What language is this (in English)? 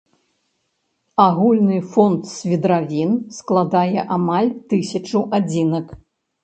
Belarusian